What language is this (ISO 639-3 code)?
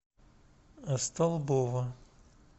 rus